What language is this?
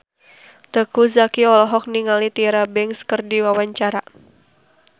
Sundanese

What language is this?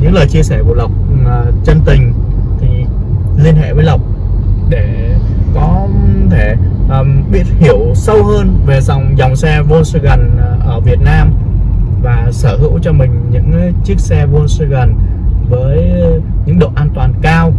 Vietnamese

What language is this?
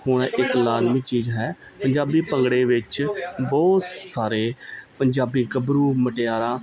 Punjabi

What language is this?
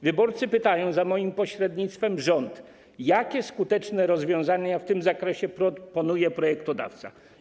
Polish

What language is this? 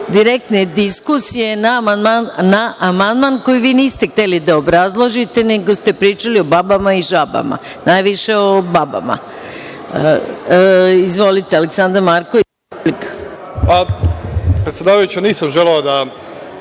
Serbian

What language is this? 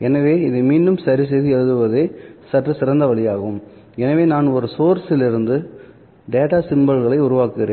Tamil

